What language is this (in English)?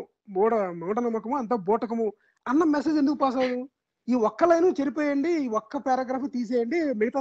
Telugu